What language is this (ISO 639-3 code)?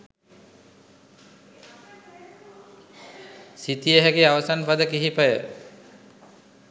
sin